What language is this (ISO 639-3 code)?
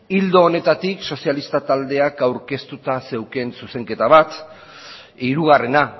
eus